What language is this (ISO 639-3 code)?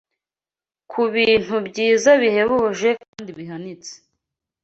kin